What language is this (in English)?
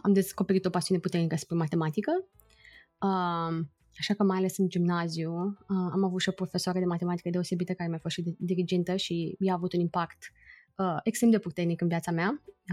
Romanian